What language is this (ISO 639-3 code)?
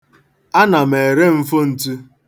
ibo